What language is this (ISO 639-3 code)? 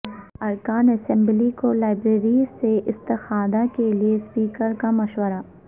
urd